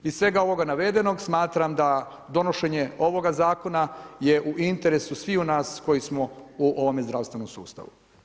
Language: Croatian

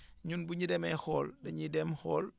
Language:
Wolof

